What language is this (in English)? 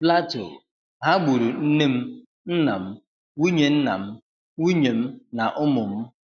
Igbo